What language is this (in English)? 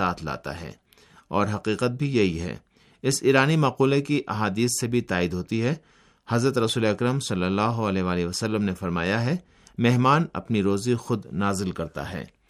Urdu